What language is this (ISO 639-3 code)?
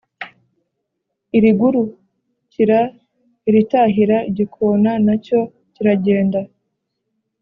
kin